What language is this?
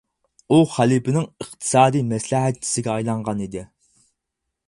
Uyghur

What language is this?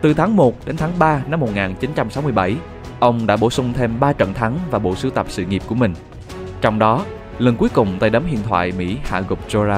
Vietnamese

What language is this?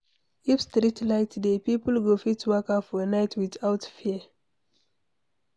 Nigerian Pidgin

